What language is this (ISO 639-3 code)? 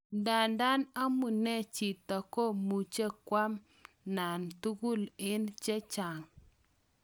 kln